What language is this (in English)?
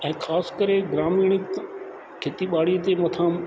Sindhi